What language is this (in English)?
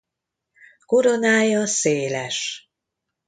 Hungarian